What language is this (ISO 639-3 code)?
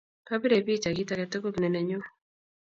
kln